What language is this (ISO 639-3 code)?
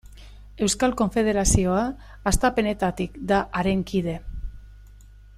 eus